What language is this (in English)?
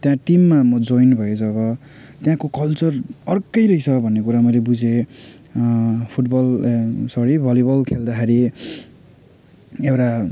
Nepali